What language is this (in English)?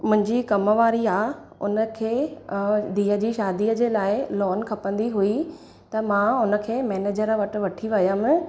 Sindhi